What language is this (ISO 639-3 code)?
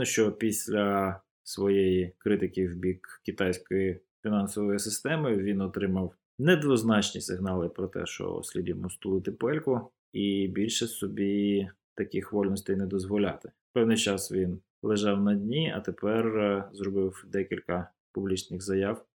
ukr